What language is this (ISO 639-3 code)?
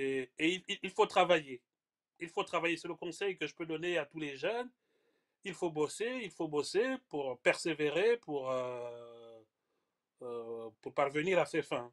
fra